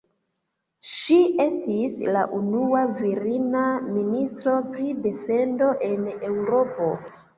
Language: Esperanto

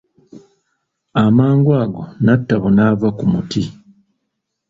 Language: Ganda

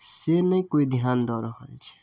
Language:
Maithili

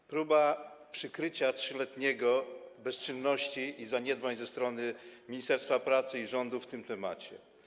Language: Polish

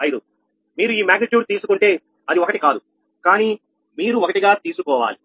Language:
Telugu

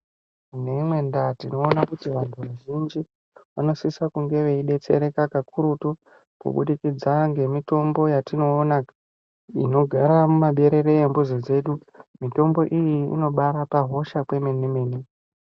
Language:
Ndau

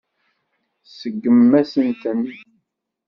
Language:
Kabyle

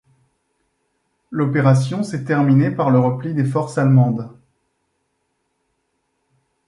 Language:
French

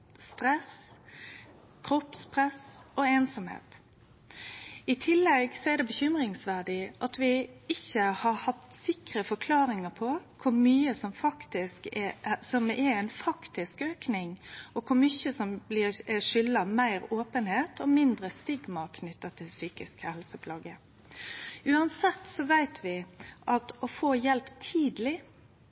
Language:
Norwegian Nynorsk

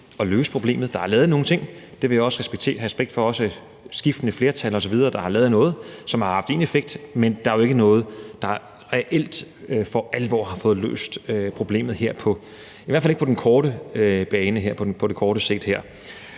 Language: Danish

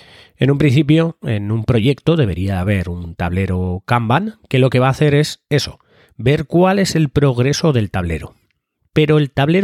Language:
Spanish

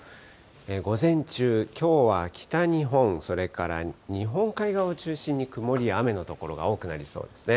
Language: Japanese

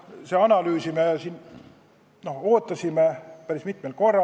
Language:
Estonian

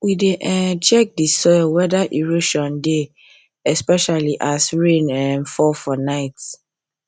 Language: Nigerian Pidgin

